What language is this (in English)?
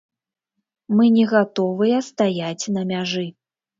Belarusian